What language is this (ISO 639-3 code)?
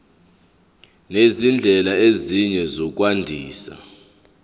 zul